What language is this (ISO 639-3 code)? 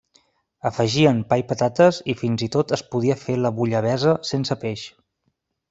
cat